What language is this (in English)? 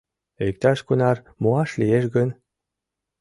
Mari